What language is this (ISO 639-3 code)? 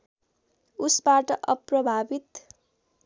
nep